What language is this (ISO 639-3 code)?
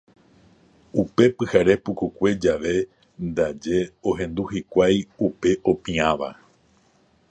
grn